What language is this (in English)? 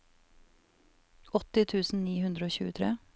Norwegian